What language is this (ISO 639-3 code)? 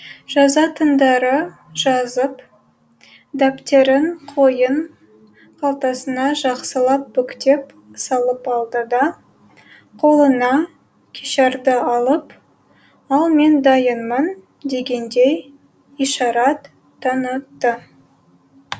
kaz